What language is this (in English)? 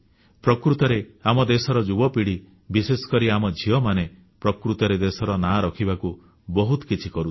Odia